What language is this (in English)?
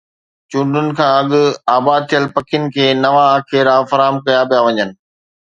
Sindhi